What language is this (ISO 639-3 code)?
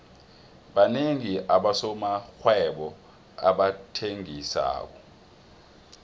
nbl